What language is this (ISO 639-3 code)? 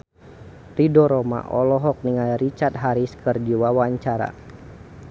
sun